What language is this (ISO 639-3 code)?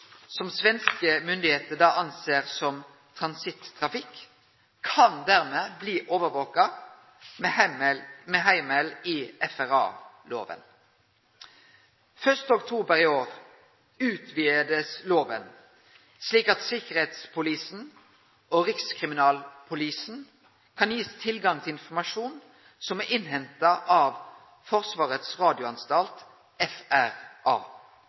nno